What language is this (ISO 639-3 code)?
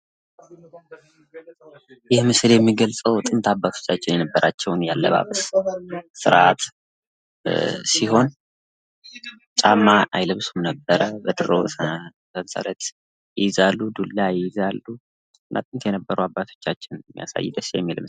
amh